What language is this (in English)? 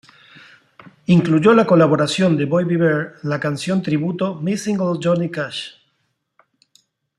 Spanish